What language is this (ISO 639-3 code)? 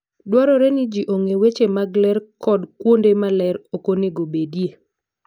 luo